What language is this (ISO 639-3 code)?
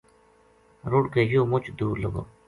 gju